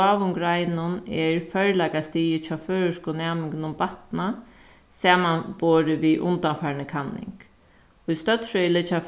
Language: Faroese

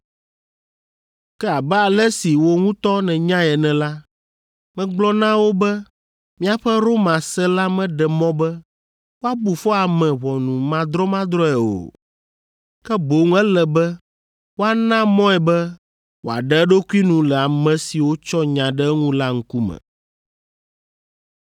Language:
Ewe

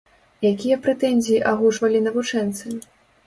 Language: Belarusian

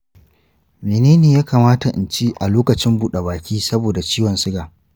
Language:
Hausa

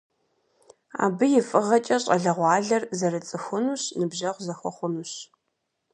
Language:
Kabardian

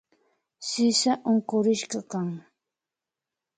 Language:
Imbabura Highland Quichua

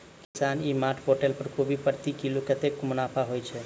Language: Maithili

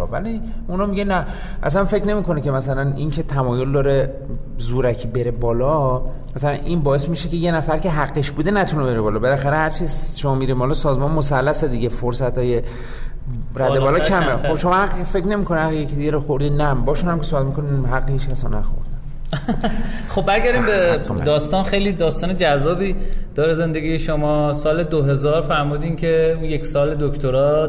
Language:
Persian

